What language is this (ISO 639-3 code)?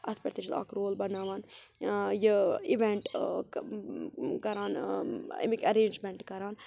kas